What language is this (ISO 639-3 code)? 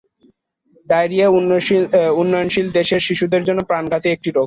ben